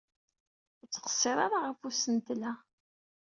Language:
Kabyle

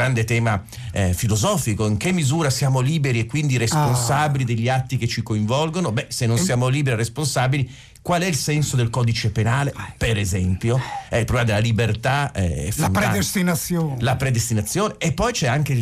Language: Italian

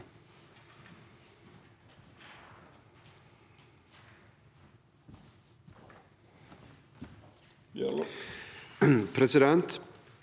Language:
Norwegian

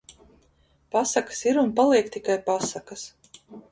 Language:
Latvian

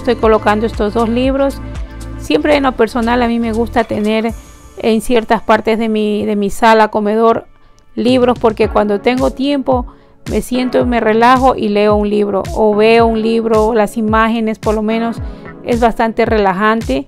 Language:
Spanish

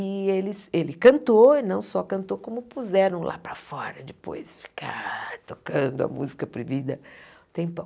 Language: Portuguese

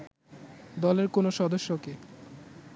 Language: Bangla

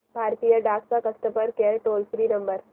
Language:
Marathi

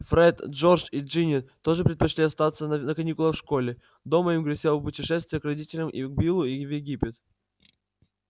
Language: Russian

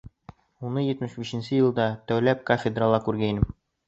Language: Bashkir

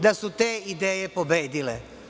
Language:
Serbian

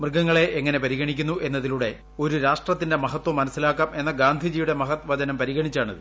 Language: Malayalam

